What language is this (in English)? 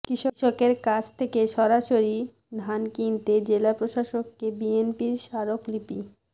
Bangla